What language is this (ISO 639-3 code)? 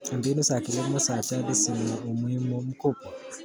kln